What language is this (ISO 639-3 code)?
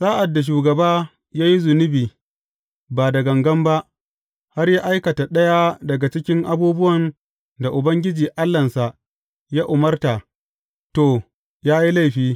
hau